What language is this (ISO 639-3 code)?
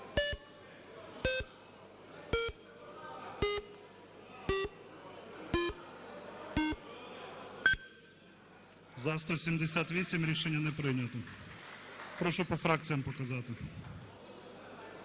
ukr